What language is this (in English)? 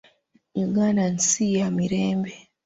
Ganda